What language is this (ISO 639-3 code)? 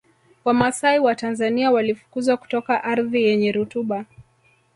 swa